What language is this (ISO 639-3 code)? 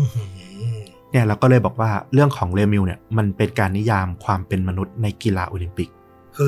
tha